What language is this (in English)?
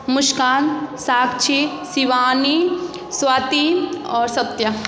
Maithili